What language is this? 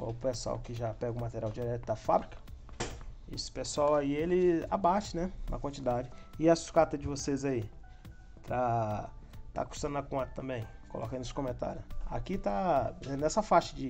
Portuguese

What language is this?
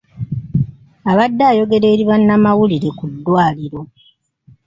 Ganda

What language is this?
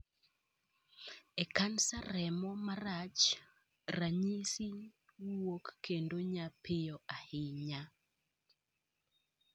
Luo (Kenya and Tanzania)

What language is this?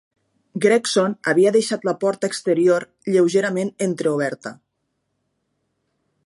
Catalan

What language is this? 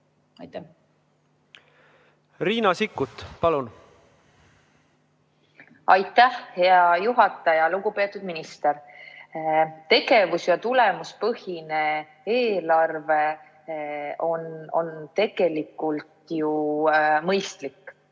Estonian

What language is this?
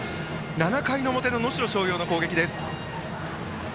Japanese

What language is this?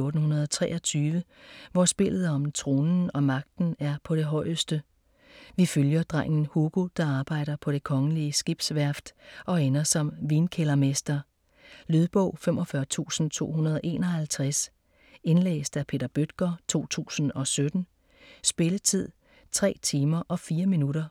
Danish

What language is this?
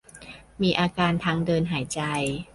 Thai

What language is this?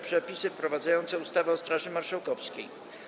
Polish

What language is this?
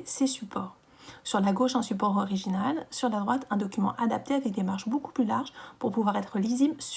French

